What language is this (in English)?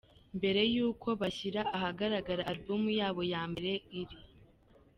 Kinyarwanda